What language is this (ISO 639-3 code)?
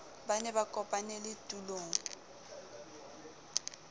sot